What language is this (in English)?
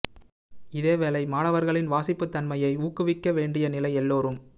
Tamil